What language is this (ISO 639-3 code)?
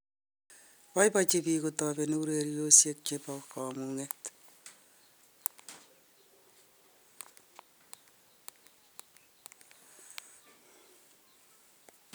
kln